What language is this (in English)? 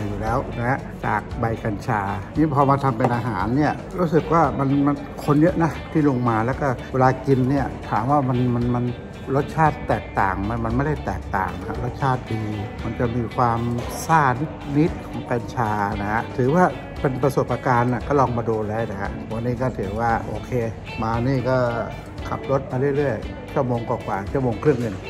Thai